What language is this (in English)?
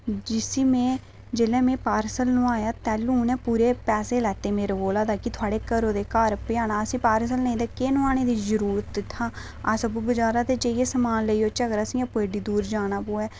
Dogri